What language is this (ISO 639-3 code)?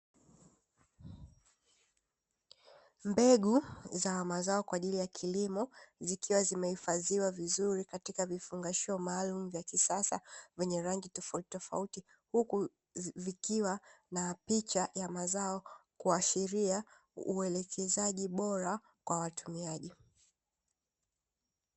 swa